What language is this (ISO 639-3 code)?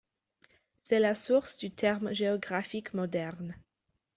fra